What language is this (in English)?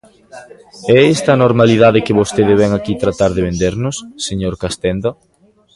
Galician